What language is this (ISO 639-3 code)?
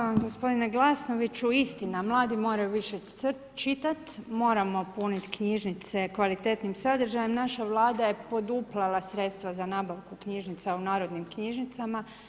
hrv